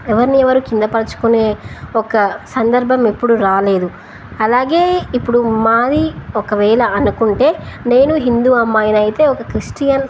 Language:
Telugu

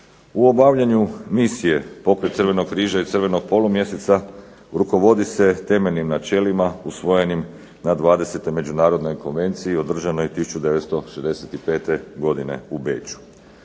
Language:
Croatian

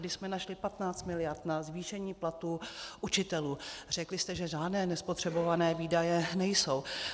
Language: Czech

